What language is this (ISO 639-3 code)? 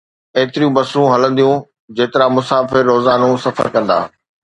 snd